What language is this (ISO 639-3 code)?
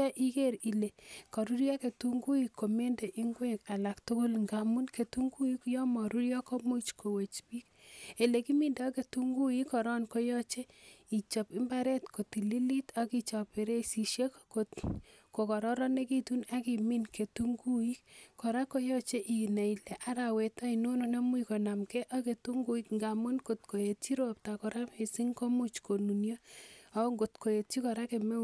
kln